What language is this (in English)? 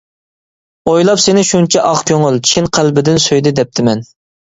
Uyghur